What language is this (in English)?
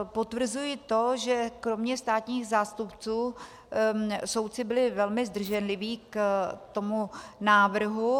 Czech